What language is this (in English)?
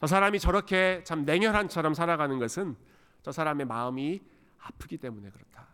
Korean